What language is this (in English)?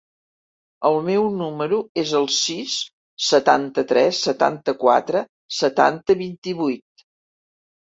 Catalan